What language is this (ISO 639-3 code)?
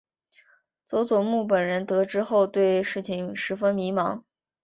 zho